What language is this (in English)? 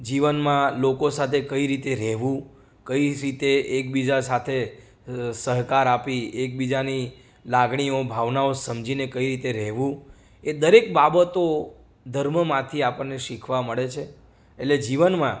Gujarati